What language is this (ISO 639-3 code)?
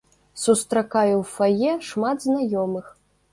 bel